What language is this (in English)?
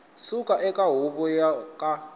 Tsonga